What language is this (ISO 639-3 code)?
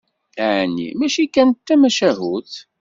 kab